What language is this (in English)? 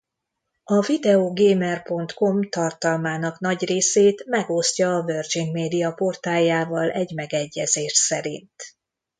Hungarian